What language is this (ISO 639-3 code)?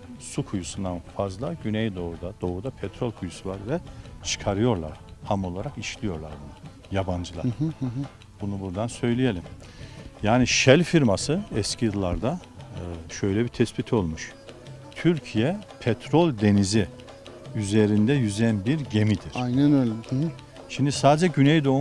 tur